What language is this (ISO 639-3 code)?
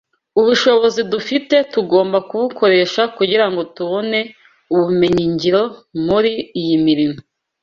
kin